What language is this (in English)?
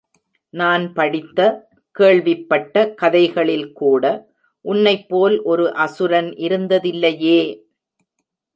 Tamil